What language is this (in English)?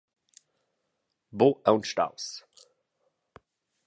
Romansh